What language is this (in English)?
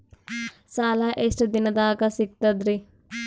Kannada